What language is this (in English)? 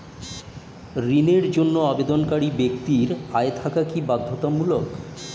Bangla